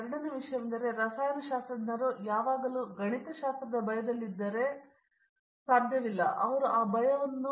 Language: Kannada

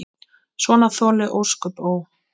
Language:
Icelandic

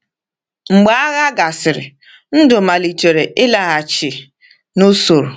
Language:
Igbo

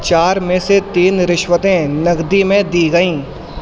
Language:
Urdu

